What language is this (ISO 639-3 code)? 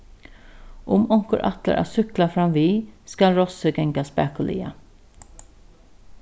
fao